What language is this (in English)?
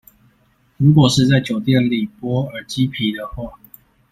Chinese